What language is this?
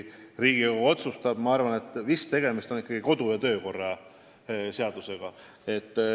Estonian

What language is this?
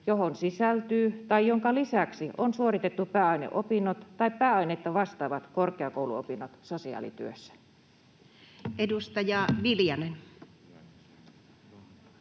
Finnish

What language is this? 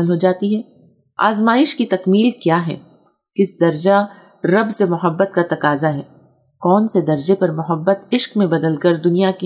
Urdu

